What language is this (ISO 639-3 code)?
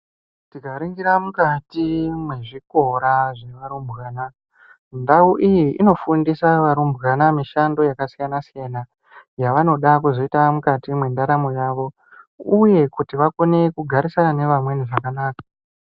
ndc